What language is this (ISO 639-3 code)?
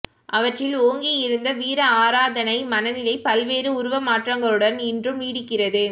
tam